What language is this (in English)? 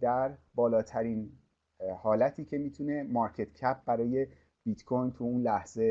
Persian